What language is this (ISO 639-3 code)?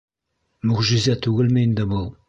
bak